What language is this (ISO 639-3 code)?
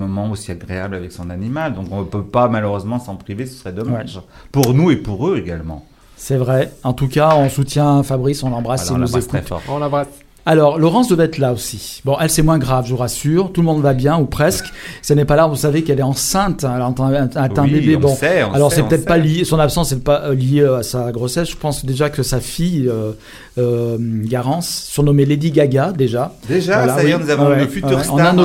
fra